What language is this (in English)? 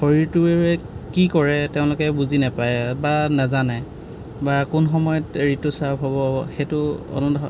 Assamese